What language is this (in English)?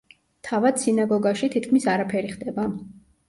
Georgian